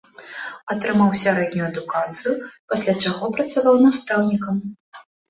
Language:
Belarusian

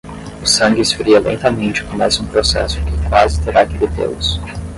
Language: Portuguese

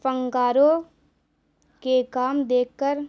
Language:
Urdu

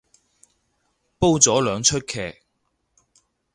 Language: Cantonese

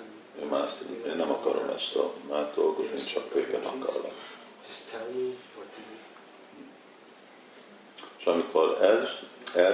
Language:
Hungarian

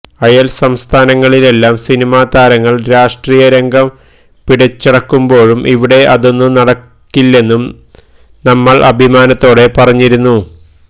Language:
Malayalam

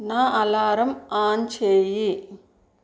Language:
Telugu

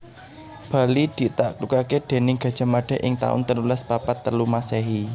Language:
Javanese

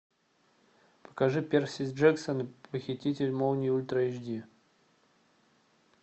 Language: Russian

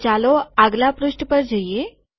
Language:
Gujarati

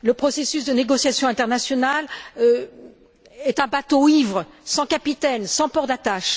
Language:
French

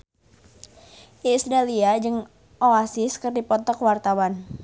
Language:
Sundanese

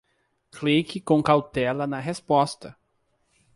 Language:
Portuguese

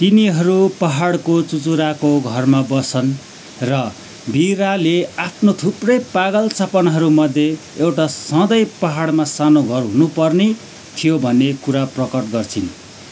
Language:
Nepali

